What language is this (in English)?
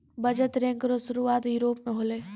Maithili